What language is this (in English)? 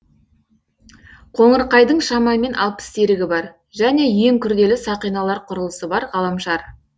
Kazakh